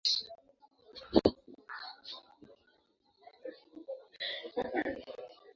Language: Swahili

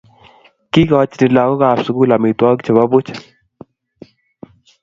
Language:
Kalenjin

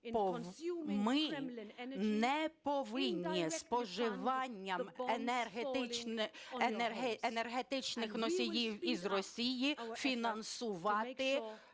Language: Ukrainian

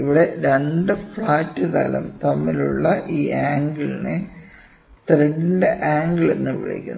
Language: Malayalam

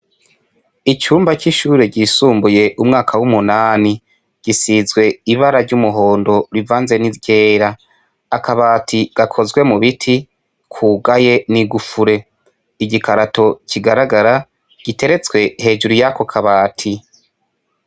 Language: Rundi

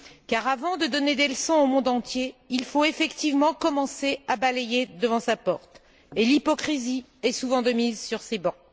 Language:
French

